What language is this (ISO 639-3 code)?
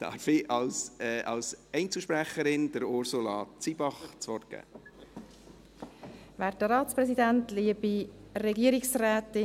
gsw